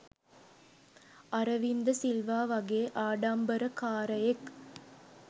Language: Sinhala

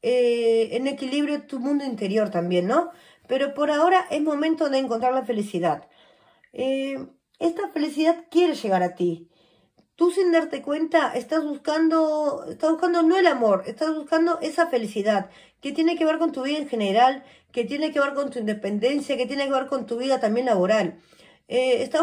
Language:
Spanish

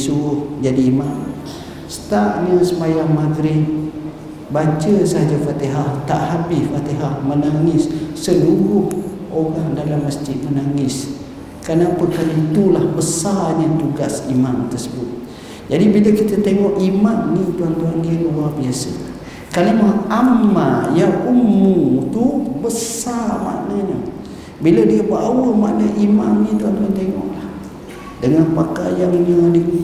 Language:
Malay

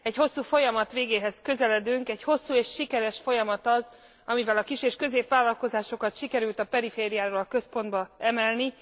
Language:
Hungarian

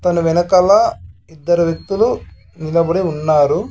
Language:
Telugu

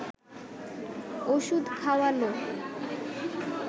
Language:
Bangla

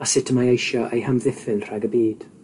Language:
Welsh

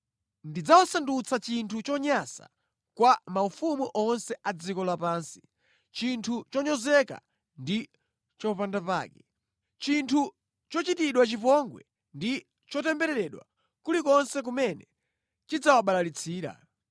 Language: Nyanja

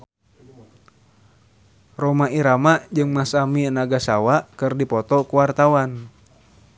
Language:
Sundanese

